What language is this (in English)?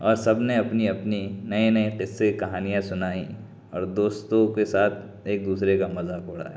Urdu